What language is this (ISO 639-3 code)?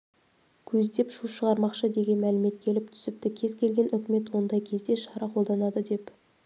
kaz